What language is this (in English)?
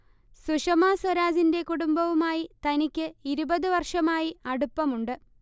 Malayalam